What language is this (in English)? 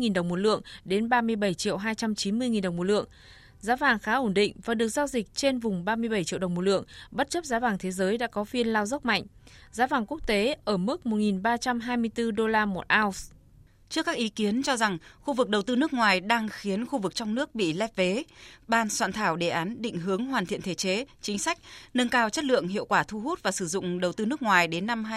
Vietnamese